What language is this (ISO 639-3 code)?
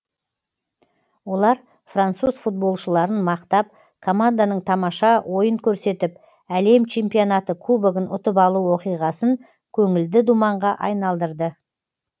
kaz